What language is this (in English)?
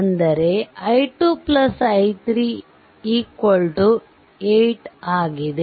Kannada